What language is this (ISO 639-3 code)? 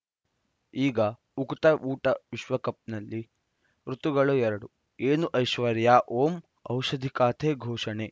kan